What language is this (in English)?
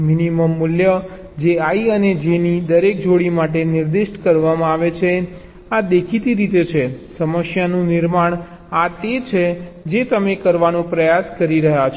Gujarati